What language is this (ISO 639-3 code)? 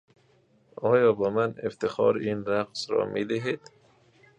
fas